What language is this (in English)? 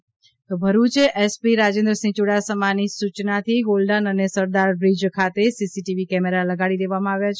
Gujarati